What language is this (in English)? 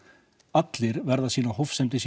Icelandic